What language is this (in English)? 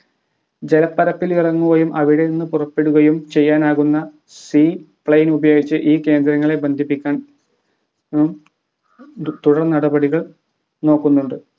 Malayalam